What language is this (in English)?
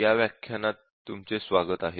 Marathi